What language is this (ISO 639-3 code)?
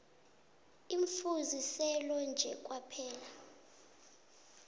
nbl